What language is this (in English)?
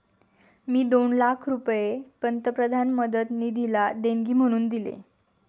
Marathi